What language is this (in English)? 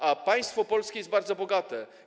Polish